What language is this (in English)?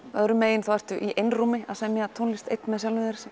Icelandic